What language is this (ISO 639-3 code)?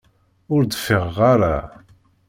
kab